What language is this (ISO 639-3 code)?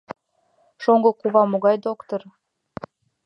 chm